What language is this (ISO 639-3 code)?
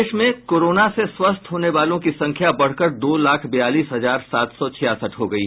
hin